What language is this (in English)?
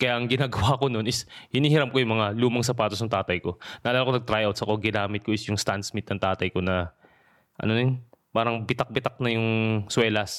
Filipino